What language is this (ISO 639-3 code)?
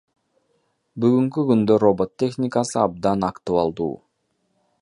kir